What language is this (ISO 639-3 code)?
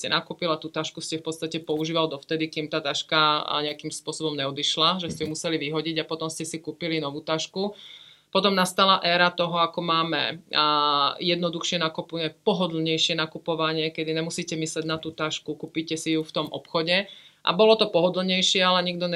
ces